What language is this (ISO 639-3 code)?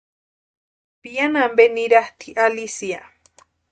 pua